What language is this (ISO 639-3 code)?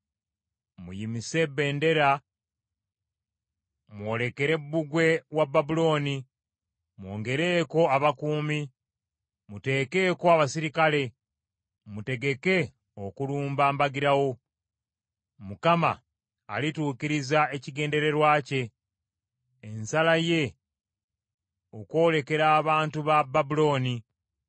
lug